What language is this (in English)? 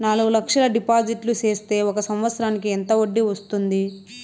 Telugu